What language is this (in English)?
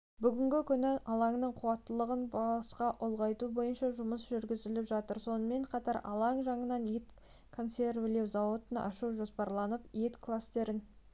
Kazakh